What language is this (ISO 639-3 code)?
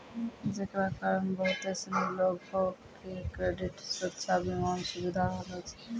mai